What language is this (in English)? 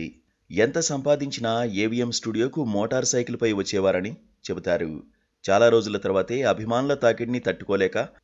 Telugu